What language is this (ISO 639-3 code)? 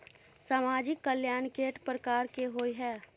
mai